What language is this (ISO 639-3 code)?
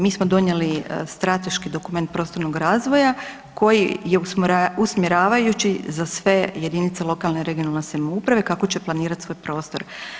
hrv